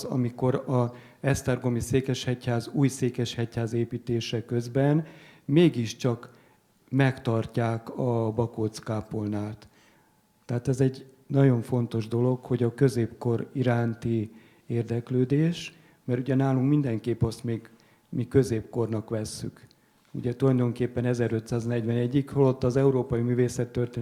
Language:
Hungarian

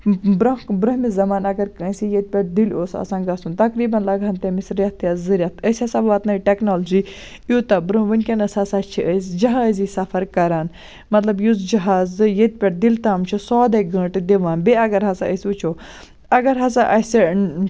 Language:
Kashmiri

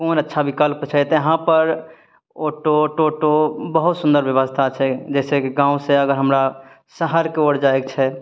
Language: Maithili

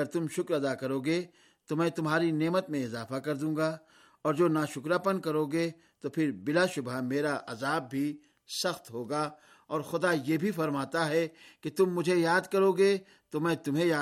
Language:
Urdu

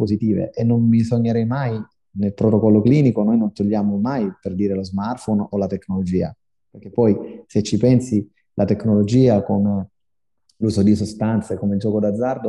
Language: Italian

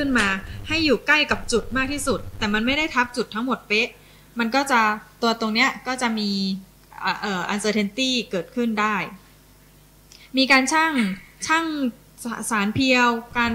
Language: Thai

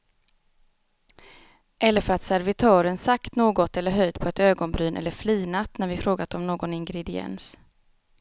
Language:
Swedish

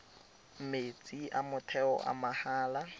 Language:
Tswana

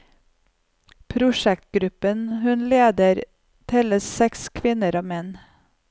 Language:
Norwegian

